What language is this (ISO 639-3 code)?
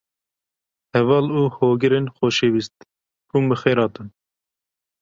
kur